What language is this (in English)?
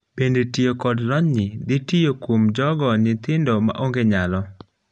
Luo (Kenya and Tanzania)